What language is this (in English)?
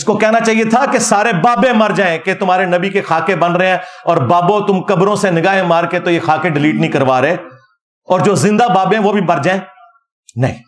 Urdu